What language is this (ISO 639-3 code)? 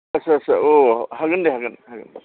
brx